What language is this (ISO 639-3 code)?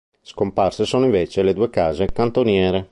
ita